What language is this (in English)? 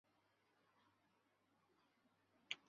Chinese